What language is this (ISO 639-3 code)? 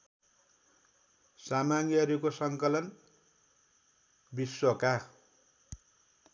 nep